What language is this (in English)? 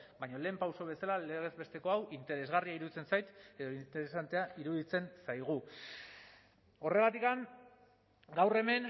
Basque